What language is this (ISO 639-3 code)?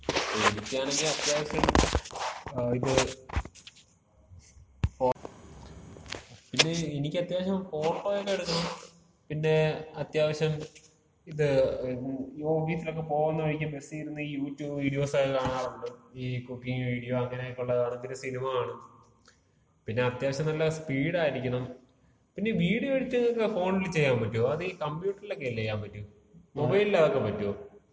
mal